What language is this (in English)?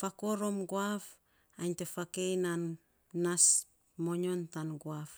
Saposa